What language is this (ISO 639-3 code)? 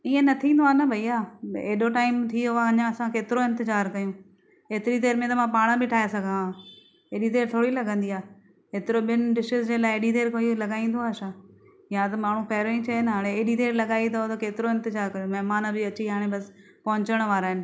snd